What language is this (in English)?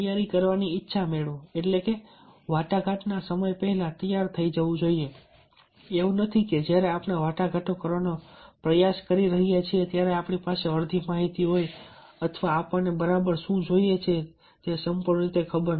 Gujarati